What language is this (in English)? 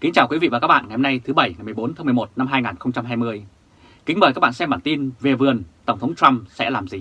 Vietnamese